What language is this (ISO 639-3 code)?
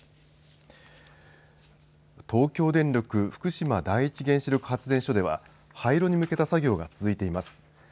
jpn